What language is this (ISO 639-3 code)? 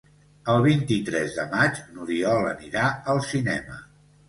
cat